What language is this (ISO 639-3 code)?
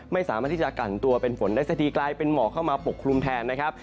tha